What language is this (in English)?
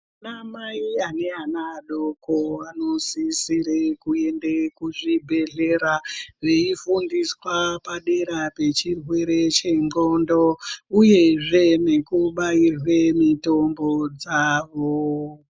Ndau